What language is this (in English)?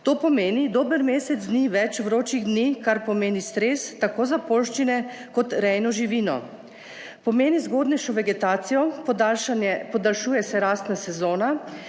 Slovenian